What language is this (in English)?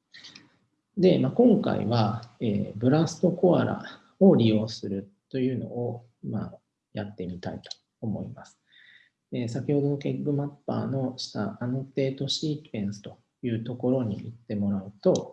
Japanese